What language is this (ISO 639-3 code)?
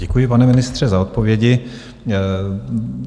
ces